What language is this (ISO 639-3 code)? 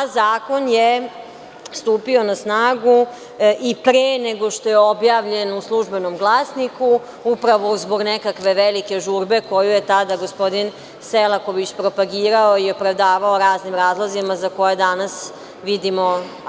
srp